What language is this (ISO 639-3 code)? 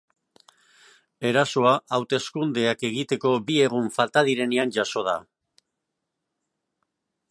eus